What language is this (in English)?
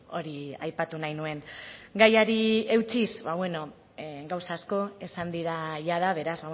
Basque